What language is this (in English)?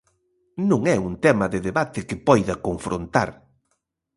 Galician